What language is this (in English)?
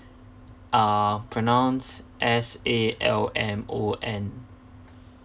English